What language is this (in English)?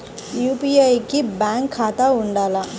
Telugu